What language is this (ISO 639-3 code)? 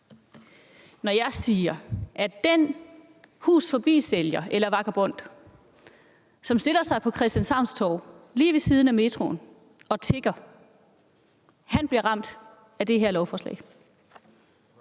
dan